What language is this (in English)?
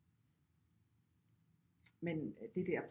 Danish